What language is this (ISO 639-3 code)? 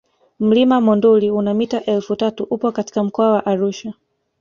swa